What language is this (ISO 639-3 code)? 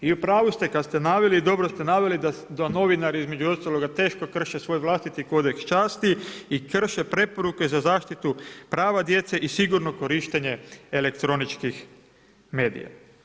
hrv